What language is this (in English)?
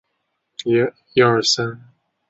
Chinese